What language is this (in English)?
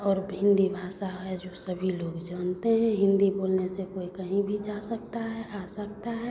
Hindi